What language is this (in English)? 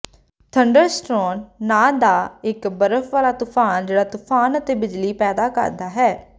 Punjabi